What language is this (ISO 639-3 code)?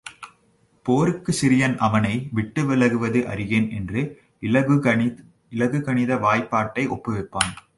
tam